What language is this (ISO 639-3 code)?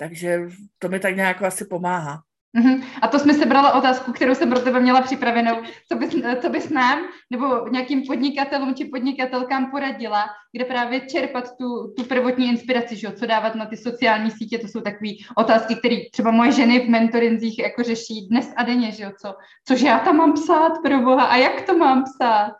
ces